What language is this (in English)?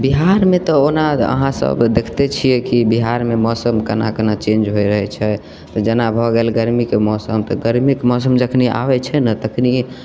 Maithili